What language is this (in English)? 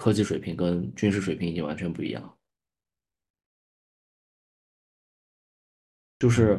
Chinese